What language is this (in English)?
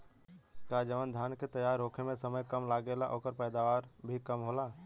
Bhojpuri